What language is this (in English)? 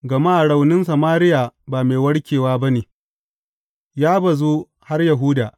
Hausa